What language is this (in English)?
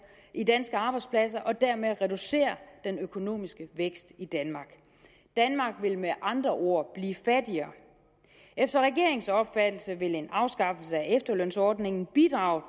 Danish